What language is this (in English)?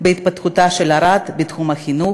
Hebrew